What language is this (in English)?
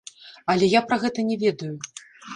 Belarusian